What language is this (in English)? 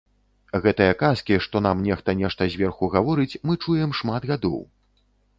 Belarusian